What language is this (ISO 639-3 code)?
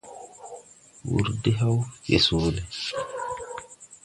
tui